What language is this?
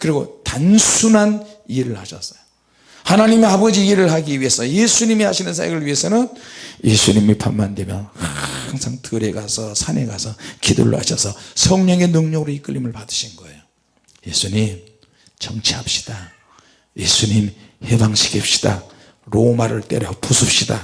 Korean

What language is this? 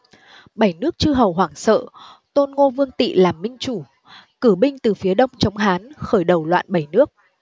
Vietnamese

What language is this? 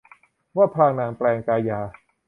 Thai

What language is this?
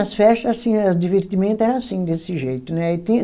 Portuguese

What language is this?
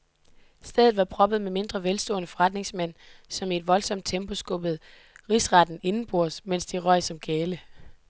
Danish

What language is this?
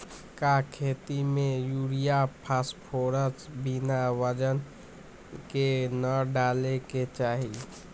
Magahi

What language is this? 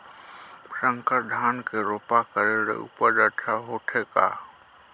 Chhattisgarhi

